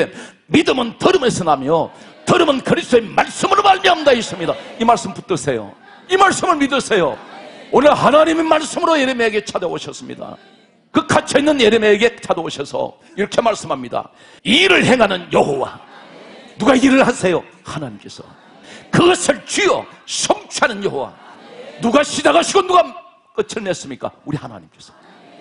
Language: Korean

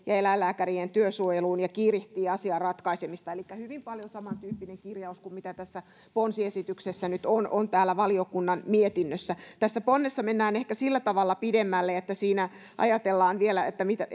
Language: Finnish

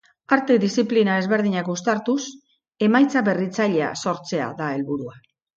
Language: Basque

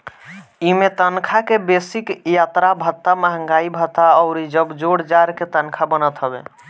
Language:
Bhojpuri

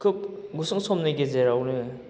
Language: Bodo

